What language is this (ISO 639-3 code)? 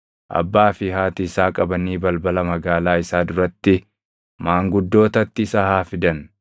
orm